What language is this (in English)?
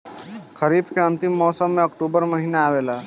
Bhojpuri